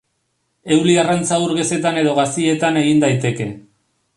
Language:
Basque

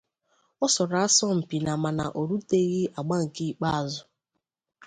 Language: Igbo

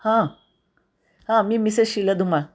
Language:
Marathi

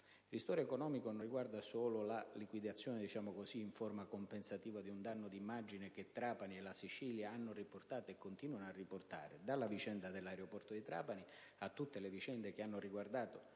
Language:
Italian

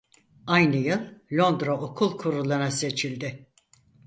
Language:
Turkish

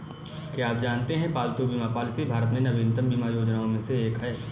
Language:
Hindi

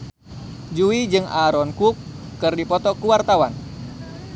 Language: Sundanese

